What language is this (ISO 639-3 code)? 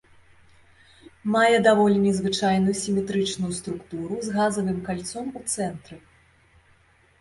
bel